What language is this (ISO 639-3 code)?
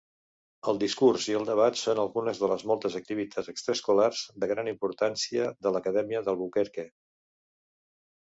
cat